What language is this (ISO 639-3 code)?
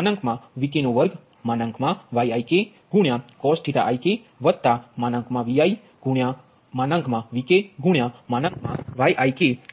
guj